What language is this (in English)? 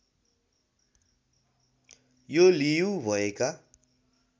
Nepali